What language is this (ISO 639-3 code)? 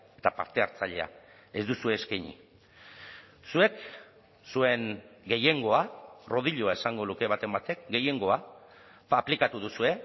eus